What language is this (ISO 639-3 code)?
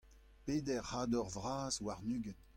bre